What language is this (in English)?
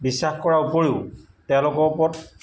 Assamese